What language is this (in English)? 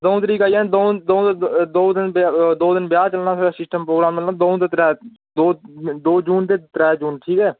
Dogri